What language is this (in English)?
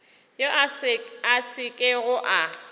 Northern Sotho